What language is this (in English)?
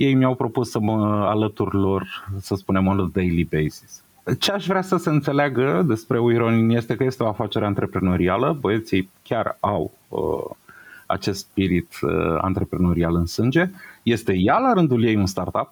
Romanian